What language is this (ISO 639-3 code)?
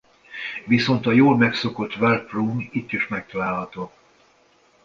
hun